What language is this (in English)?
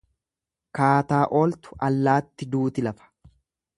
Oromo